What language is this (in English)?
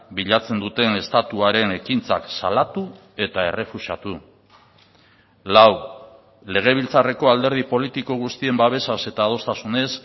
Basque